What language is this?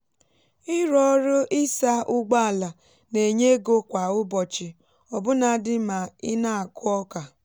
Igbo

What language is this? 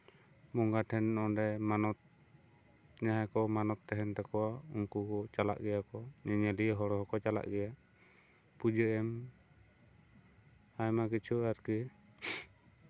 Santali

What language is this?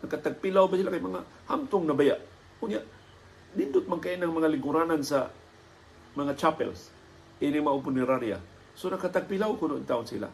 Filipino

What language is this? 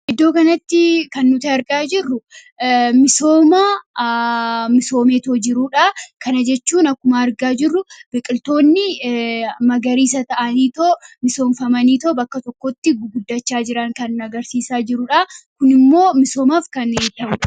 Oromo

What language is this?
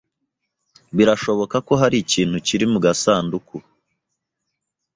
Kinyarwanda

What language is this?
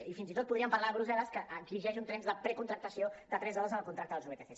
Catalan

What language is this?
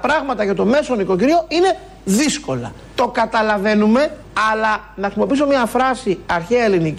Greek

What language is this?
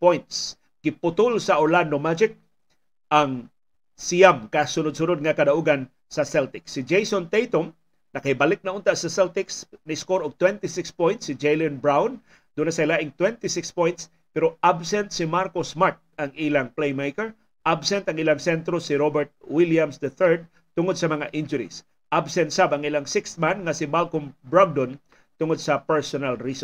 Filipino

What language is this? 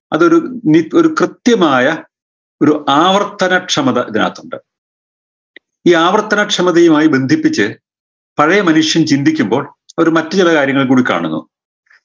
Malayalam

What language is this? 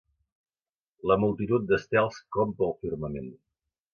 Catalan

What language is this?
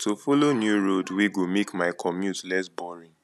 Nigerian Pidgin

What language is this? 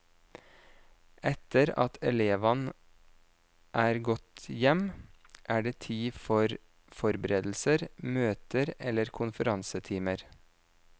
Norwegian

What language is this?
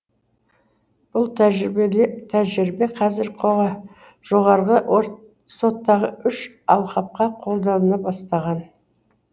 Kazakh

